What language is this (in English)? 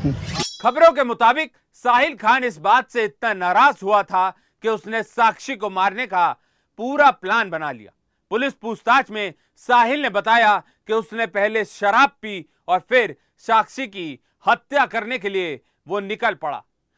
Hindi